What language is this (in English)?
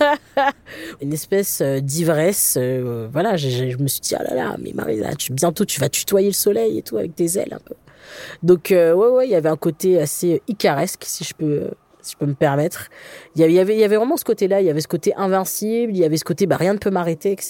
French